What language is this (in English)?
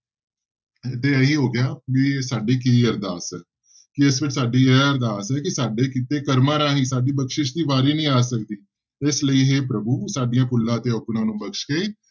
Punjabi